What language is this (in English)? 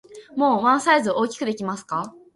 Japanese